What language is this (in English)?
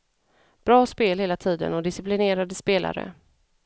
Swedish